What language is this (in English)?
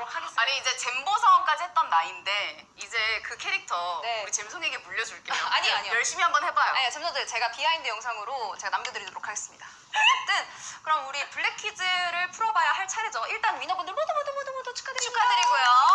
Korean